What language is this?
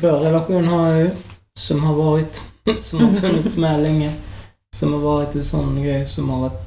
Swedish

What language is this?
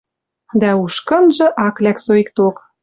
Western Mari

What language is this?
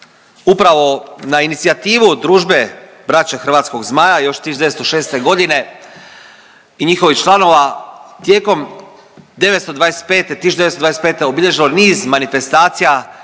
Croatian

